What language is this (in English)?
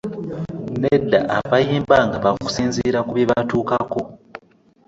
Ganda